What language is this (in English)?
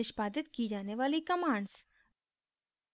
Hindi